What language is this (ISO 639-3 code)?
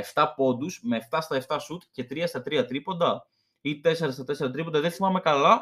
ell